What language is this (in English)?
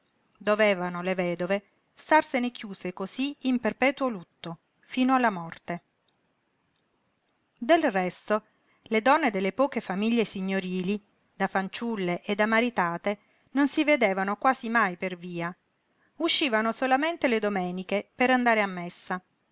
Italian